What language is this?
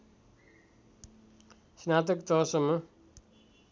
Nepali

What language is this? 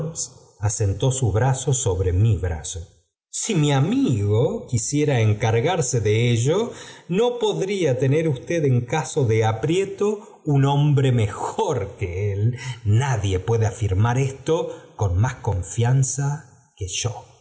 Spanish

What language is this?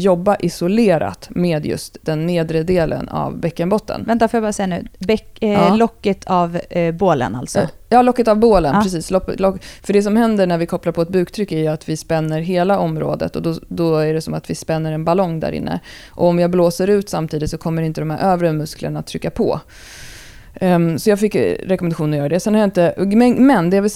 Swedish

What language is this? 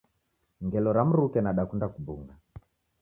Taita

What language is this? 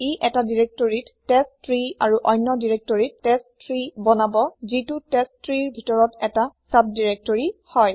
Assamese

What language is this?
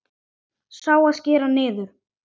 Icelandic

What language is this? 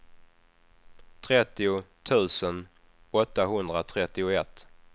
Swedish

